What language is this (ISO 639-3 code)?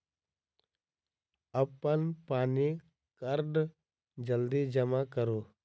mai